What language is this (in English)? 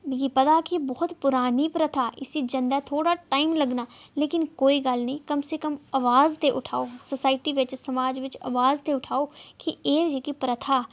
Dogri